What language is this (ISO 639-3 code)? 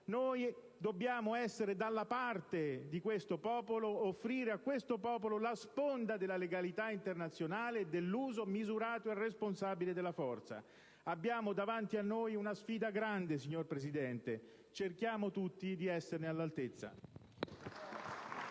ita